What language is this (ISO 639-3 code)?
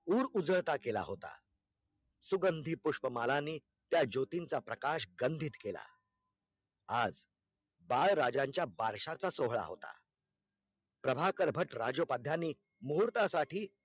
mar